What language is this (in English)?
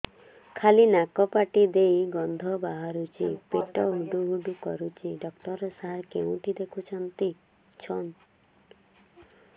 Odia